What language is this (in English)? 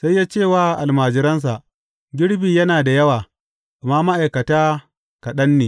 Hausa